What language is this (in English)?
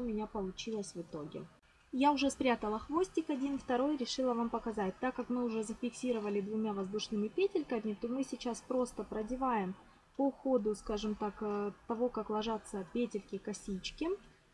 Russian